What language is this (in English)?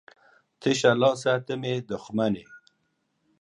Pashto